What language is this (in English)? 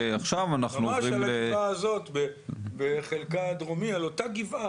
Hebrew